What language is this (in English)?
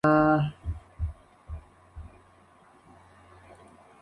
Spanish